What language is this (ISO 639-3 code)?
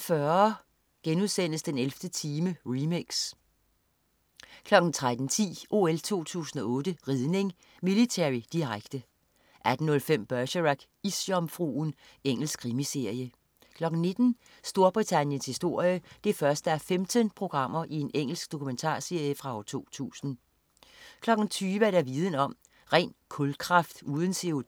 dan